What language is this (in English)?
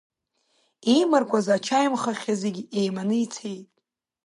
Abkhazian